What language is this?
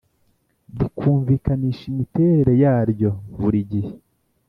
Kinyarwanda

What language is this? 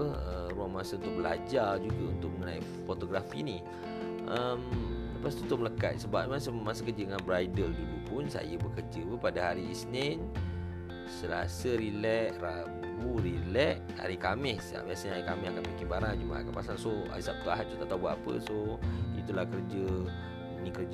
Malay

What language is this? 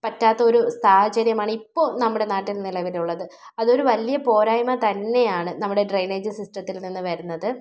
Malayalam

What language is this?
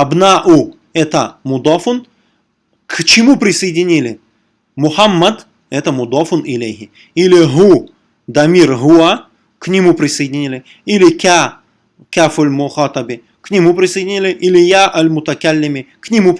Russian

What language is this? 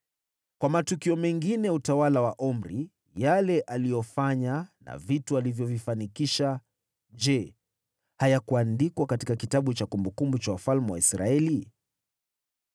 Swahili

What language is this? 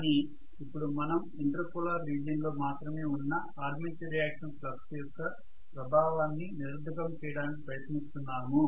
Telugu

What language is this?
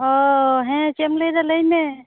Santali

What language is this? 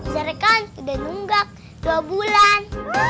Indonesian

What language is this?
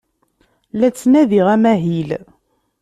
Kabyle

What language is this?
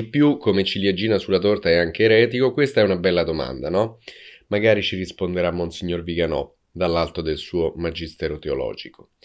Italian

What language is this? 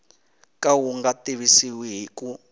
Tsonga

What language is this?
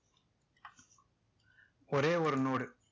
Tamil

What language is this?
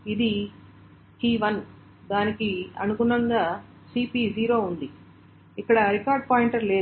Telugu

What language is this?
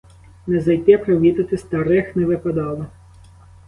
Ukrainian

